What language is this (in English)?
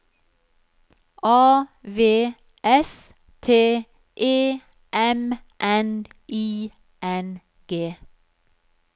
Norwegian